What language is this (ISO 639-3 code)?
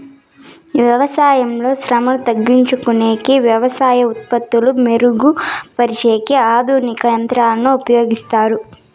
tel